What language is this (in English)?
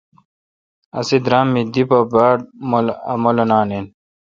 Kalkoti